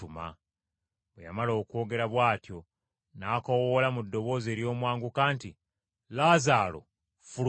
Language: Ganda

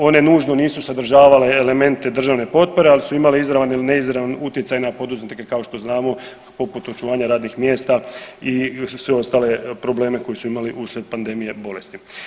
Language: Croatian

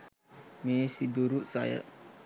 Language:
Sinhala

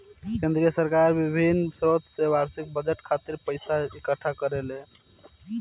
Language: Bhojpuri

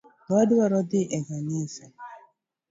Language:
Luo (Kenya and Tanzania)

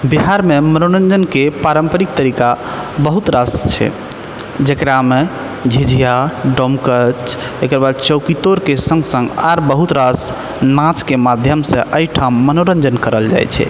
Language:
Maithili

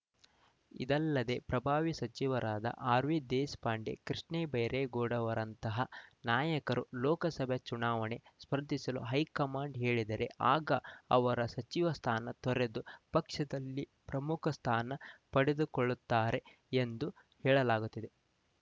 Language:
Kannada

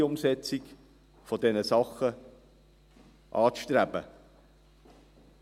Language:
Swiss German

